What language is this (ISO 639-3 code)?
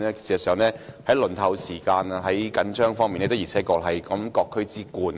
yue